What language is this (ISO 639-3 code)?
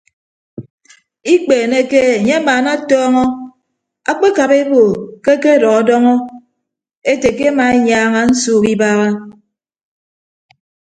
ibb